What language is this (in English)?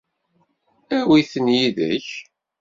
Kabyle